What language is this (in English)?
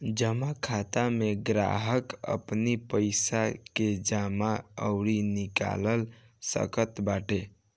Bhojpuri